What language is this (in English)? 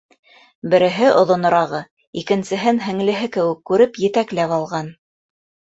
Bashkir